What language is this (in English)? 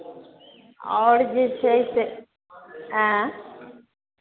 Maithili